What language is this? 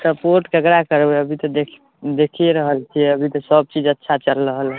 Maithili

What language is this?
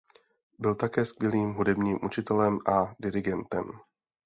Czech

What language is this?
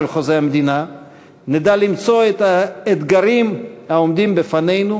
Hebrew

